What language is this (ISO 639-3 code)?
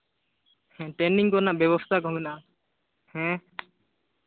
sat